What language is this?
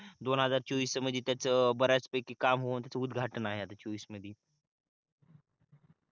Marathi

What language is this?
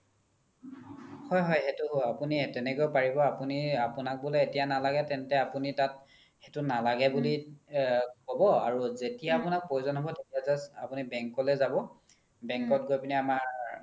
Assamese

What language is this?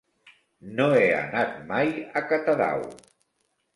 Catalan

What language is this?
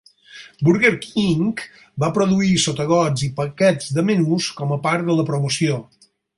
Catalan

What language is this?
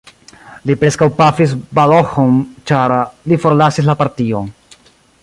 Esperanto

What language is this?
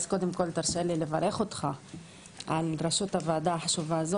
Hebrew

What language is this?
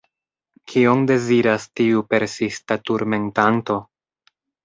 Esperanto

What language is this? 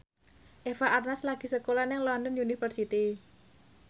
Javanese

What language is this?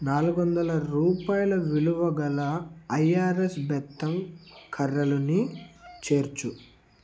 Telugu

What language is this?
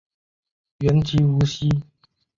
Chinese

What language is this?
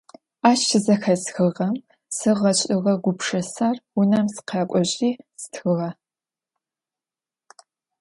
Adyghe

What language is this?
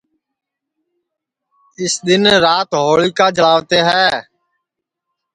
Sansi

